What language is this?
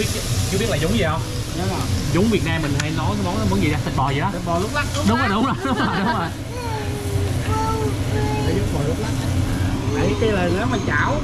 Vietnamese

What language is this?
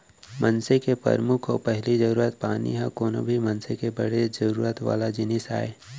Chhattisgarhi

